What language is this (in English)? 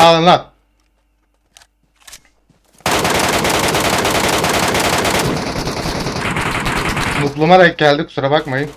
Turkish